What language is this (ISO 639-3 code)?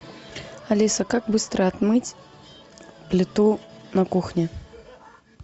rus